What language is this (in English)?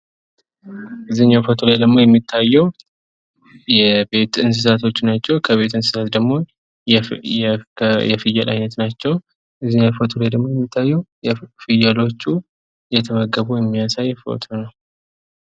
Amharic